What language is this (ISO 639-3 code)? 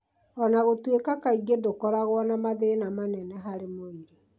kik